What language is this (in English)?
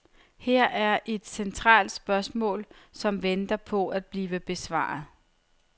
Danish